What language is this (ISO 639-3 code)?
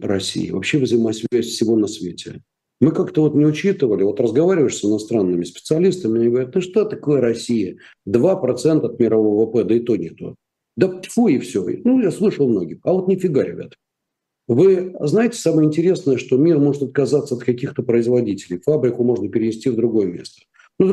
rus